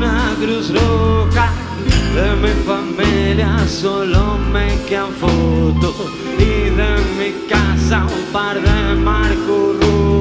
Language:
Spanish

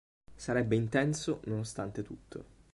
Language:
Italian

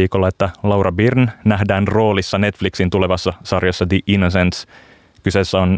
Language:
Finnish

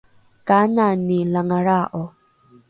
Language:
Rukai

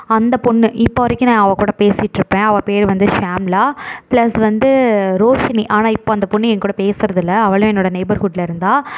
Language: Tamil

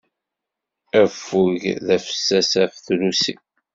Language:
Kabyle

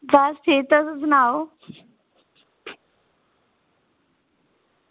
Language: Dogri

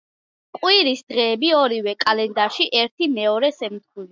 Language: Georgian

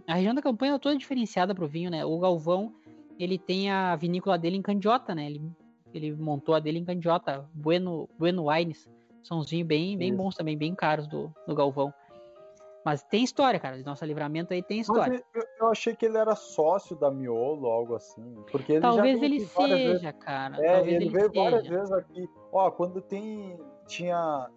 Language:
Portuguese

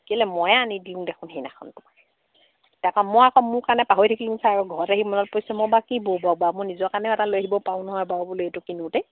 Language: Assamese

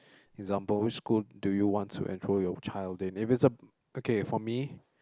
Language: English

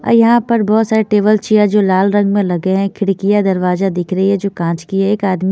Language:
Hindi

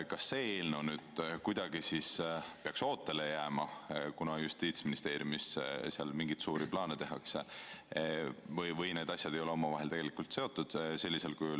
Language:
Estonian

